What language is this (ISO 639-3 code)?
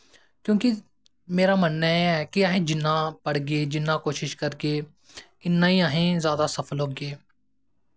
doi